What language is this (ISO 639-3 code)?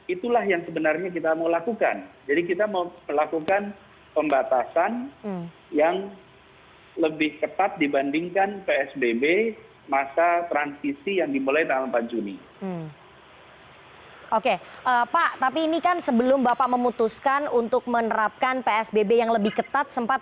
ind